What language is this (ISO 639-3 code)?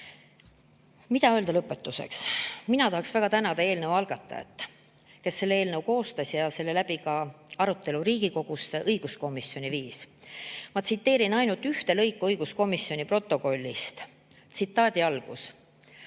est